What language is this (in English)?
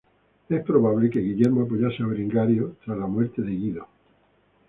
Spanish